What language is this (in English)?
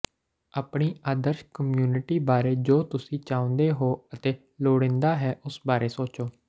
Punjabi